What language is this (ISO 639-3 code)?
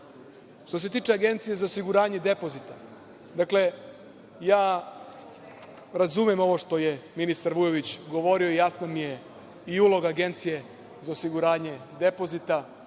srp